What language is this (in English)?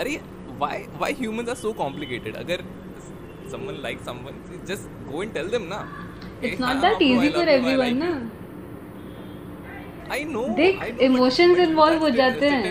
Hindi